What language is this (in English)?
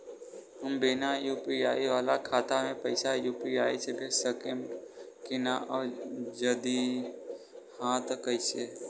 Bhojpuri